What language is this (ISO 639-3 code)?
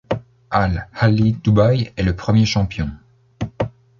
fra